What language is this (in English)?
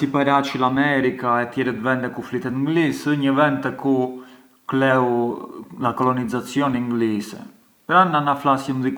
Arbëreshë Albanian